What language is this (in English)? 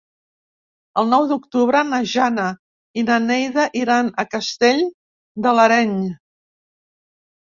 Catalan